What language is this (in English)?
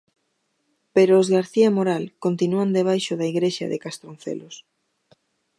Galician